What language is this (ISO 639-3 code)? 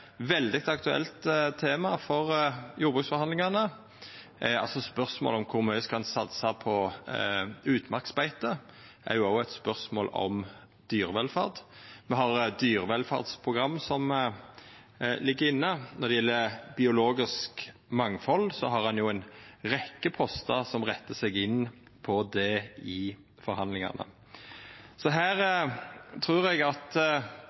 nno